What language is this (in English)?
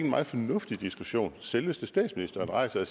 Danish